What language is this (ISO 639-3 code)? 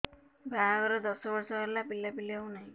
ori